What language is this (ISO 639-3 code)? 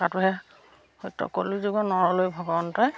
asm